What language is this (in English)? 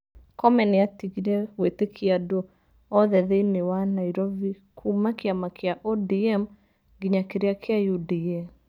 Kikuyu